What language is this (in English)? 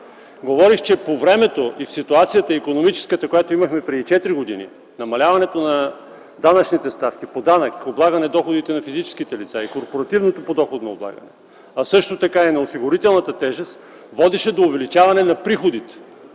Bulgarian